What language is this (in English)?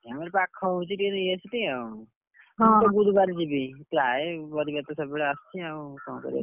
Odia